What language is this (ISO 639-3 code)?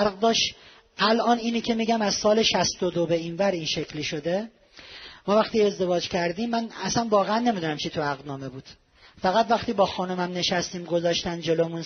fas